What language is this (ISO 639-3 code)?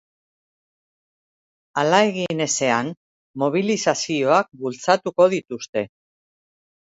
eus